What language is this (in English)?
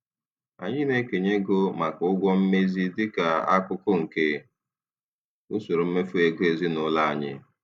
Igbo